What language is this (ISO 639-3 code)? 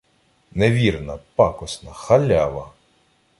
ukr